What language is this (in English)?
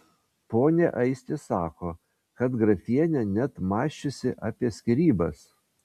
Lithuanian